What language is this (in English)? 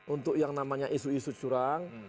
Indonesian